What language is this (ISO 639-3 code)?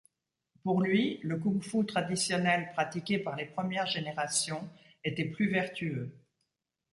fra